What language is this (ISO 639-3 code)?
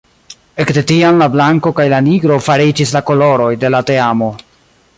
epo